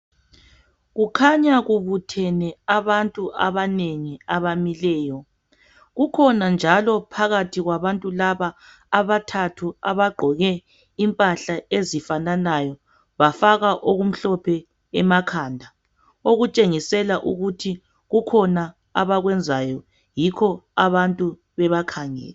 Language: North Ndebele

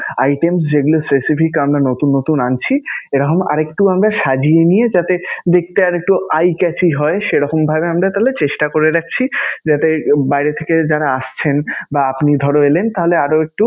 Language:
Bangla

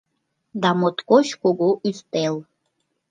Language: Mari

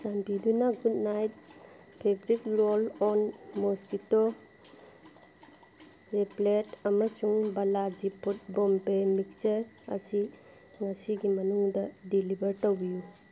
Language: Manipuri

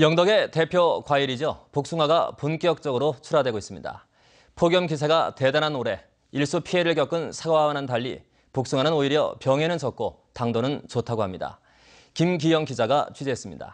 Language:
Korean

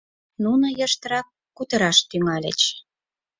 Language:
Mari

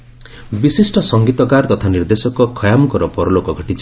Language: Odia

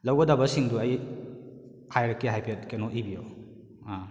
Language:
Manipuri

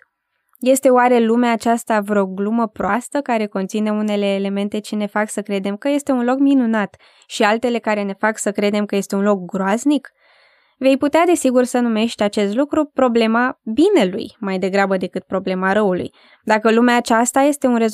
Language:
Romanian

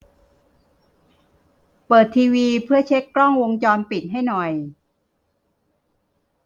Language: Thai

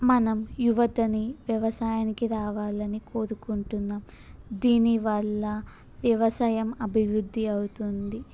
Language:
Telugu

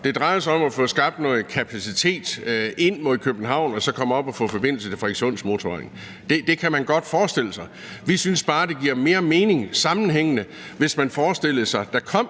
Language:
Danish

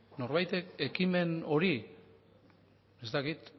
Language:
Basque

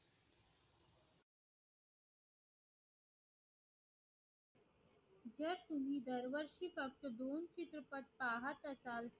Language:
Marathi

